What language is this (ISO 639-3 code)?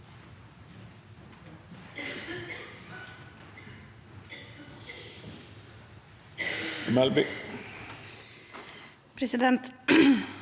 nor